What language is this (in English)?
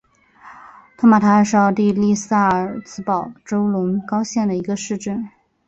Chinese